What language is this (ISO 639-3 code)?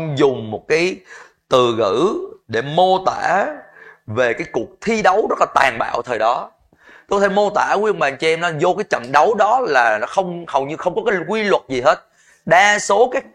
vie